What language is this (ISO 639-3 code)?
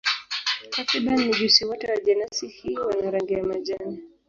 swa